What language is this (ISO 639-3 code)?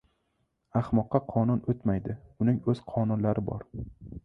uzb